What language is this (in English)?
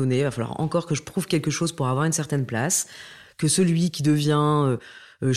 French